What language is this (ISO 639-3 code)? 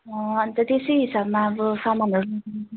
nep